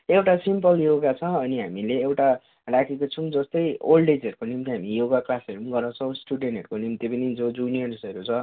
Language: Nepali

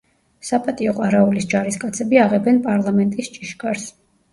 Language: Georgian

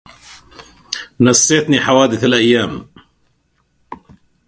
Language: Arabic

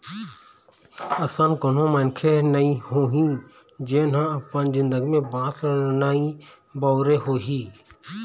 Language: Chhattisgarhi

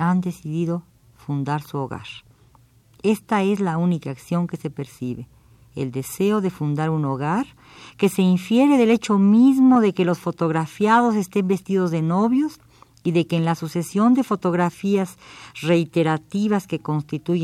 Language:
Spanish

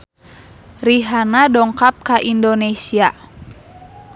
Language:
Sundanese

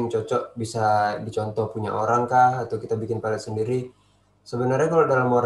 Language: Indonesian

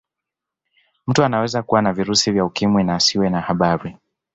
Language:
Swahili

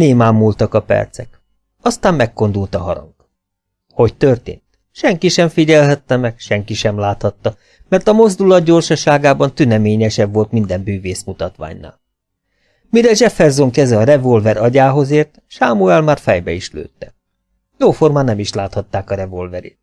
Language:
Hungarian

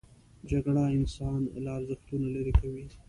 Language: Pashto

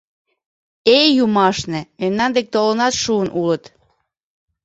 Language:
Mari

